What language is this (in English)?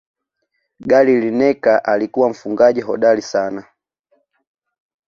Swahili